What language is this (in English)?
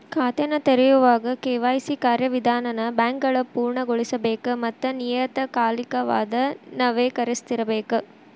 Kannada